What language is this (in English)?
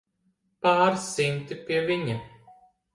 Latvian